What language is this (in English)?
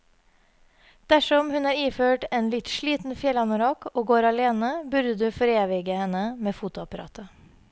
Norwegian